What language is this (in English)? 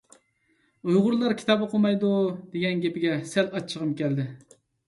Uyghur